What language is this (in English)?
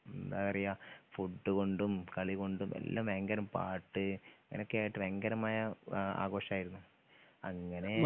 Malayalam